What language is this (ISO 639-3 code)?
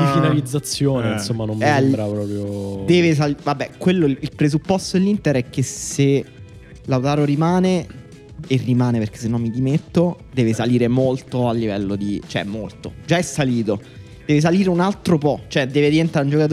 ita